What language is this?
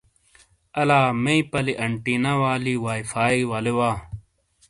Shina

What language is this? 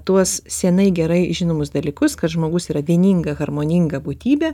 Lithuanian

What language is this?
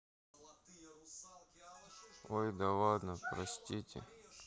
Russian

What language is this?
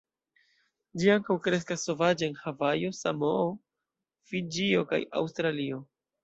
Esperanto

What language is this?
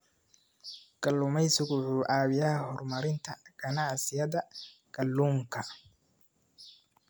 Somali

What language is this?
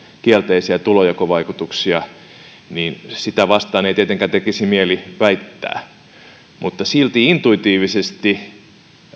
Finnish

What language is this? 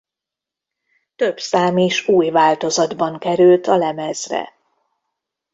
Hungarian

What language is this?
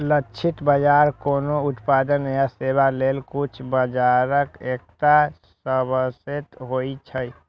Maithili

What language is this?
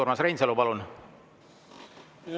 Estonian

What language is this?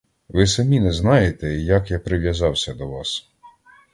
Ukrainian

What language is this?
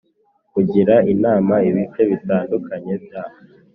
Kinyarwanda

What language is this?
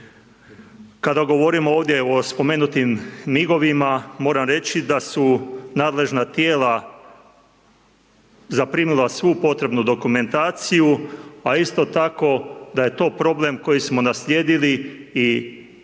Croatian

